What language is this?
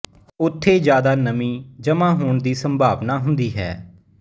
Punjabi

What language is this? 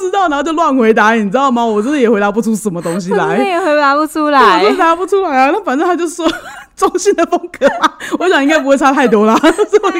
Chinese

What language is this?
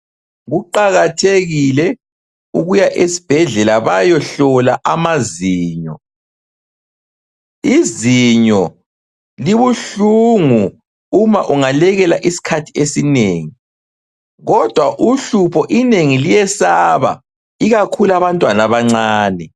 North Ndebele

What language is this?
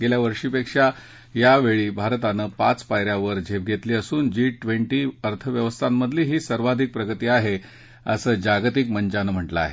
Marathi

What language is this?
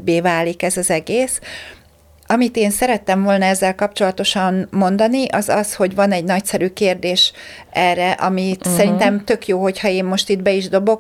Hungarian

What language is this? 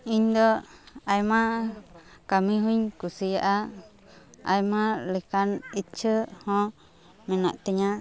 Santali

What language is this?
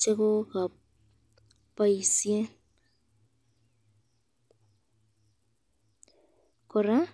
Kalenjin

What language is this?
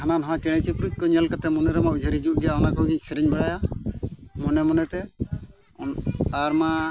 Santali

